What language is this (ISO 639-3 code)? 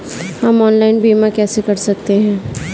hin